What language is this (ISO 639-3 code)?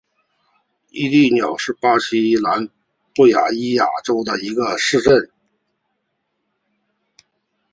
zho